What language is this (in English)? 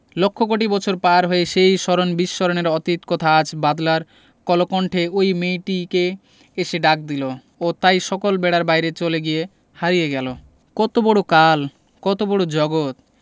Bangla